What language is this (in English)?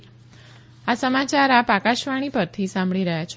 Gujarati